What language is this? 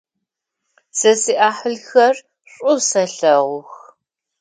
Adyghe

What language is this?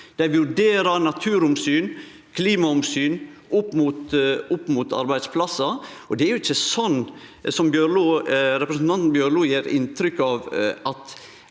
Norwegian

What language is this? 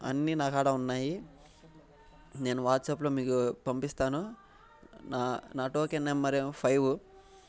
Telugu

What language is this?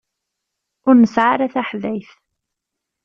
Kabyle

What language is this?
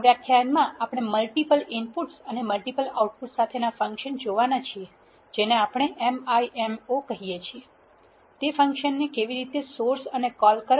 Gujarati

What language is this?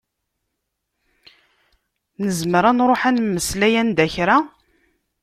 Kabyle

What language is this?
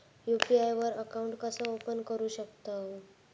Marathi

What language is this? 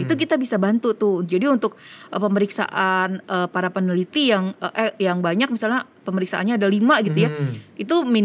Indonesian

